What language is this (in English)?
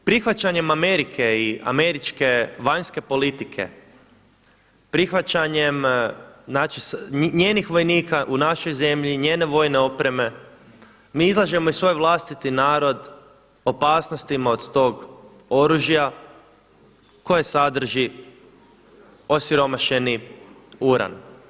Croatian